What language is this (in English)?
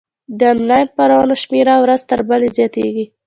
Pashto